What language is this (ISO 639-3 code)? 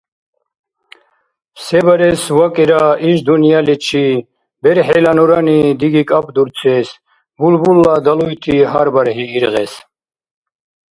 dar